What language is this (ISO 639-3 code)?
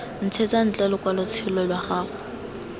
tsn